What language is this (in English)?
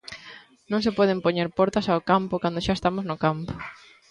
Galician